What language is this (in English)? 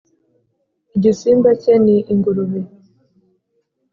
Kinyarwanda